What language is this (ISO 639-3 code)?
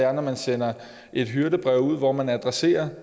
dan